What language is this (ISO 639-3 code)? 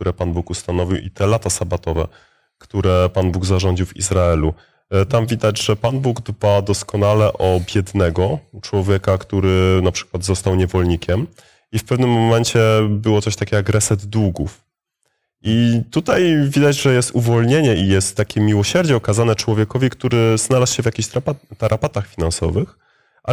pol